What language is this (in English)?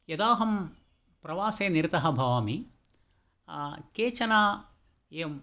Sanskrit